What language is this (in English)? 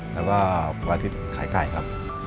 Thai